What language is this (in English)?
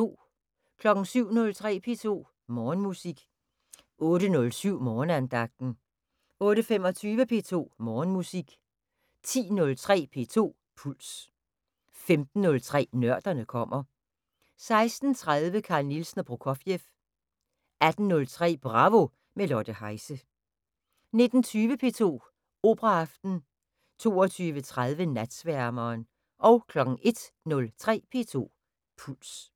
Danish